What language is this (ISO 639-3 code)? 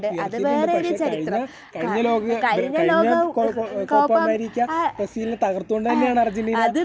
mal